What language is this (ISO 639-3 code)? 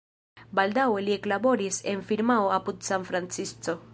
epo